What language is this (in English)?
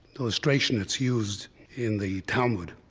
English